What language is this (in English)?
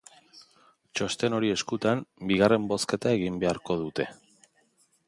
Basque